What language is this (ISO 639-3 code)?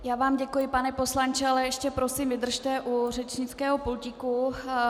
ces